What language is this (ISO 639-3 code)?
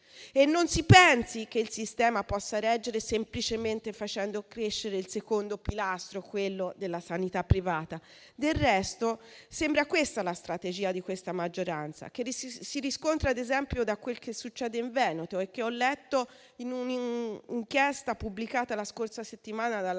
ita